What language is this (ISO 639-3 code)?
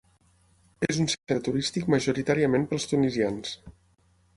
cat